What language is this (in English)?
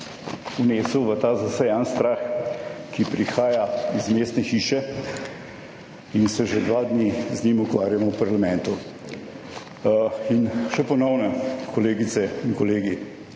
Slovenian